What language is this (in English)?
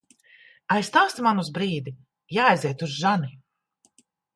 Latvian